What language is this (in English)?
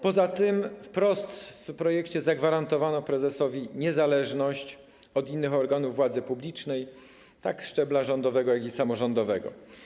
Polish